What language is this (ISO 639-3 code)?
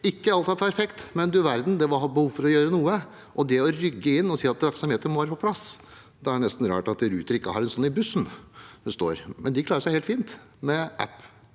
nor